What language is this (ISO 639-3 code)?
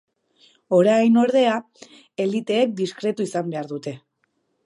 eus